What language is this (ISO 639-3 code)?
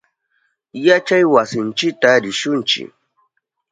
qup